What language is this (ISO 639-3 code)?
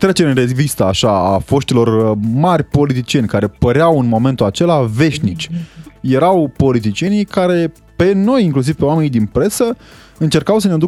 ron